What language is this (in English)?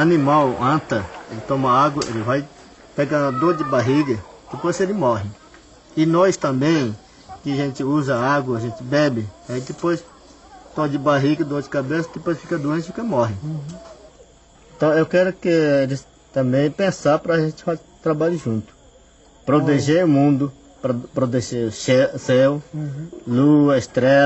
Portuguese